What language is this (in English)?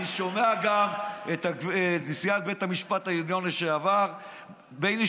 Hebrew